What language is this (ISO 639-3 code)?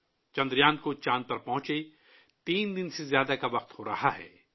urd